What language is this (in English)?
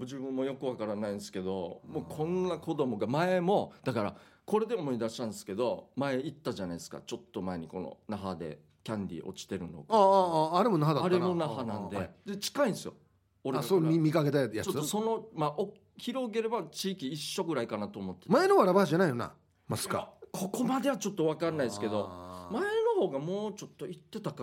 Japanese